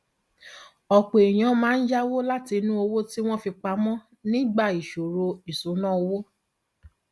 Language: Yoruba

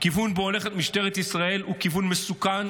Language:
Hebrew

